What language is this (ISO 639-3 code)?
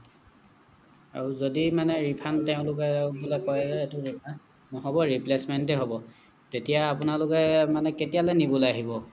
asm